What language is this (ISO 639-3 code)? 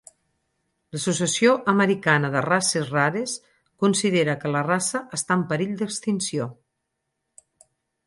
cat